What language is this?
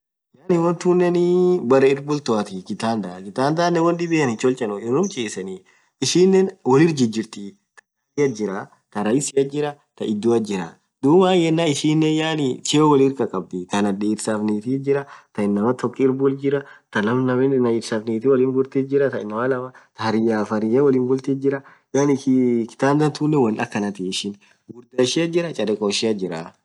Orma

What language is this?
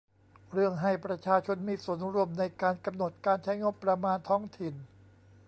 Thai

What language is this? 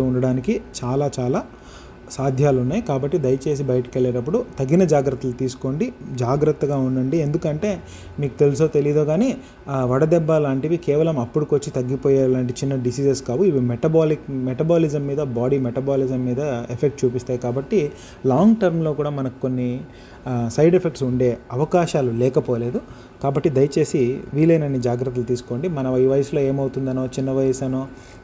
Telugu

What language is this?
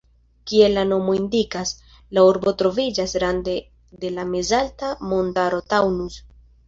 Esperanto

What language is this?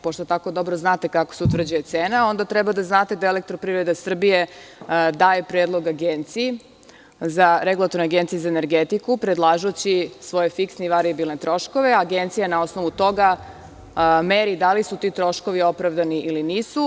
Serbian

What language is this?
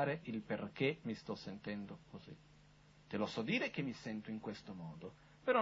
Italian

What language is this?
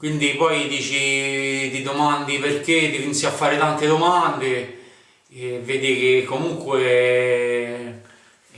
Italian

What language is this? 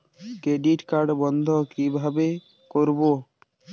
Bangla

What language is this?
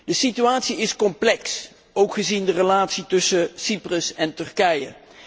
Dutch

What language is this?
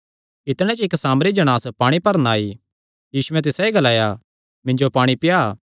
Kangri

